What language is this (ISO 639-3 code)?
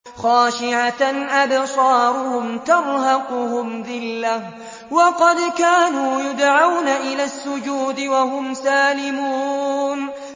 ara